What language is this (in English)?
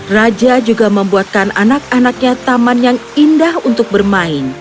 Indonesian